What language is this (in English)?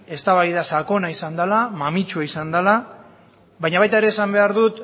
Basque